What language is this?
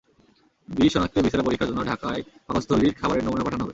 Bangla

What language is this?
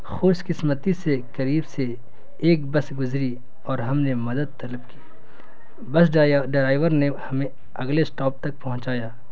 Urdu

